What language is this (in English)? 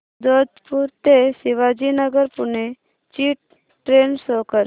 Marathi